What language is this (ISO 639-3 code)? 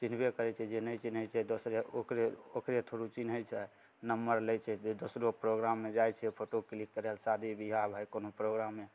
mai